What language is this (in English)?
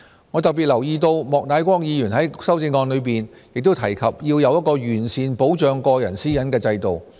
Cantonese